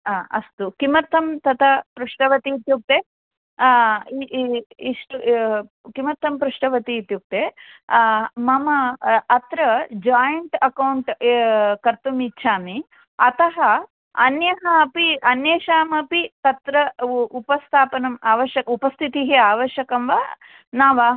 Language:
Sanskrit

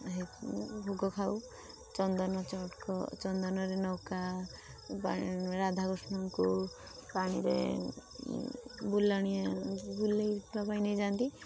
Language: Odia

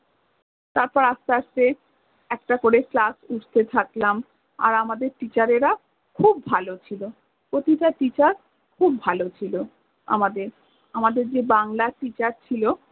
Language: Bangla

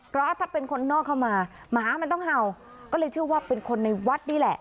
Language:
Thai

